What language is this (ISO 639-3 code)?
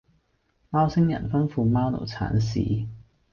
yue